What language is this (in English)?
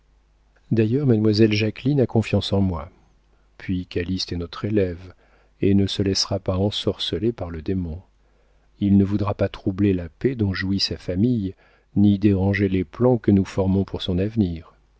French